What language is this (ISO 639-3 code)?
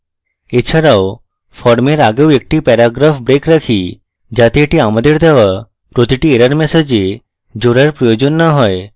ben